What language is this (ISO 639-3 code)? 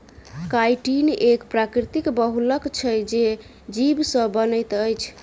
mai